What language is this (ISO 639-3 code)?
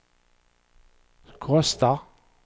swe